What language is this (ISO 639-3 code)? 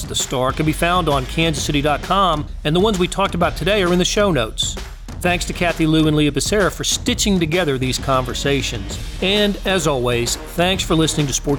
eng